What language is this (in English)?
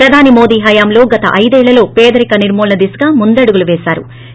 Telugu